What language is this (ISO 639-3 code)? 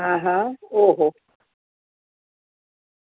guj